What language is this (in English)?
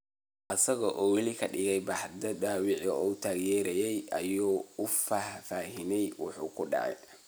Somali